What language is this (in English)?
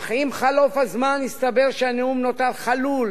Hebrew